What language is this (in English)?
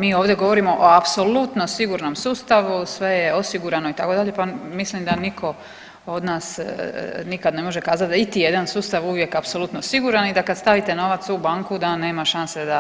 Croatian